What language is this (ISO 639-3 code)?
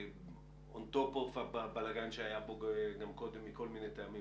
heb